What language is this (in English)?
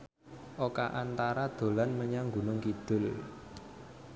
Javanese